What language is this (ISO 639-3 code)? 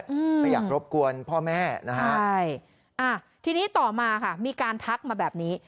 tha